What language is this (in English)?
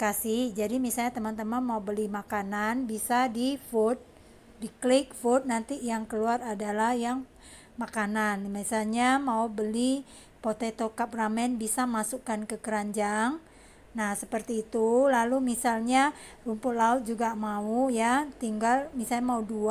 Indonesian